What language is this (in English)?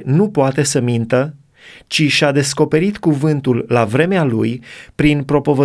Romanian